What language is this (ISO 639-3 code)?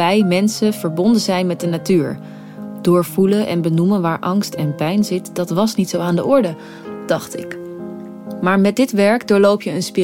nld